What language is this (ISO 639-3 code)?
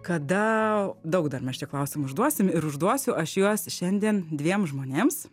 lit